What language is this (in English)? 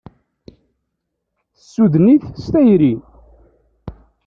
Kabyle